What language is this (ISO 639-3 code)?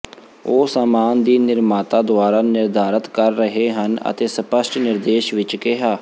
pan